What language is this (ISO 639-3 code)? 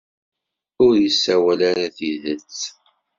kab